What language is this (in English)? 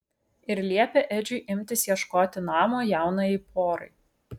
Lithuanian